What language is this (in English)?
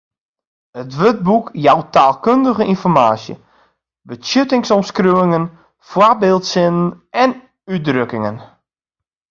Western Frisian